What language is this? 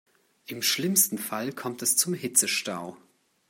German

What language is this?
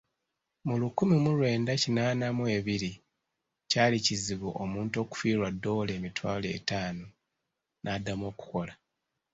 Ganda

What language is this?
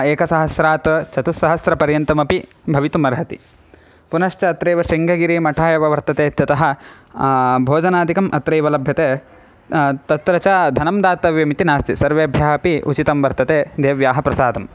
Sanskrit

